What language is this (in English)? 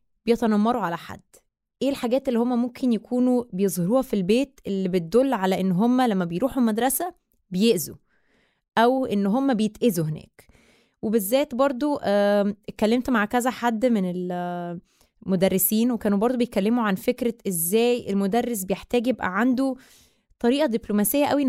Arabic